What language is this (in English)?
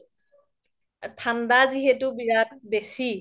Assamese